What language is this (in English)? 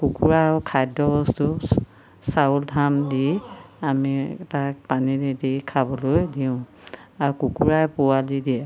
Assamese